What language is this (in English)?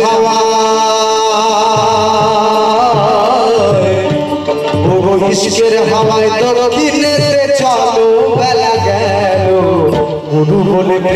Arabic